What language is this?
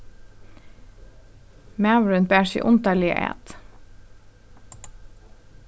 Faroese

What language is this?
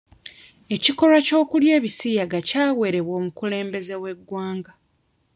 Ganda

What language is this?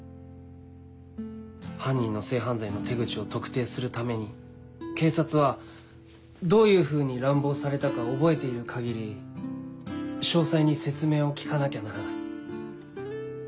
Japanese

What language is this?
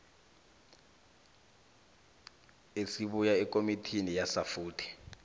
South Ndebele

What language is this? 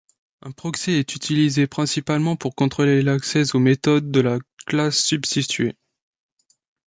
French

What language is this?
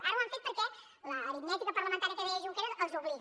Catalan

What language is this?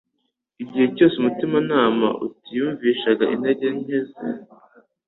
Kinyarwanda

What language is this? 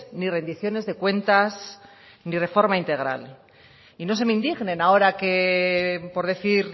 Spanish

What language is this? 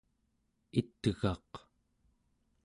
Central Yupik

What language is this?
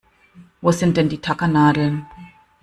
German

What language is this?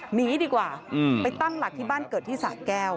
Thai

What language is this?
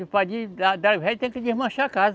Portuguese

